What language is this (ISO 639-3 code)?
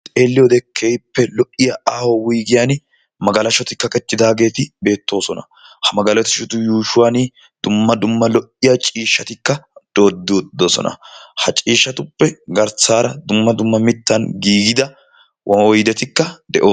wal